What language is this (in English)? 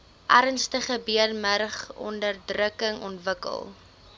Afrikaans